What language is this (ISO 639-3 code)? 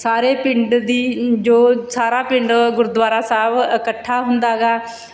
pan